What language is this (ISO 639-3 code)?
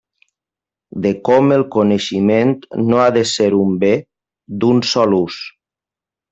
cat